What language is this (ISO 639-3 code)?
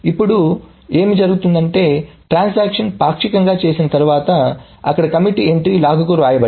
tel